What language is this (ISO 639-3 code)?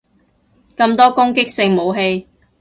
yue